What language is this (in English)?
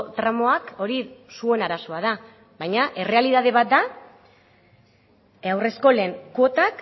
Basque